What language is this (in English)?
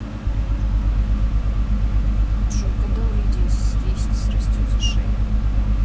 Russian